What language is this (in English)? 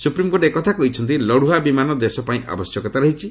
Odia